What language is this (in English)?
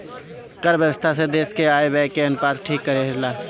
Bhojpuri